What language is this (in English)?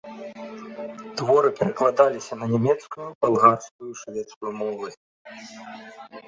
Belarusian